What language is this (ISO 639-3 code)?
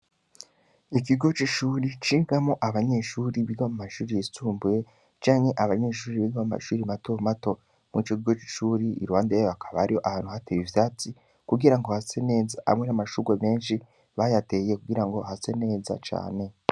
run